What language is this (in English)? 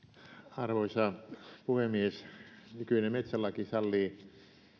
Finnish